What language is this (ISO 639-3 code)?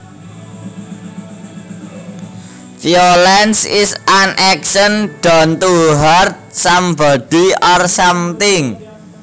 jav